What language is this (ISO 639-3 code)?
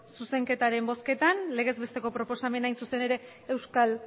eus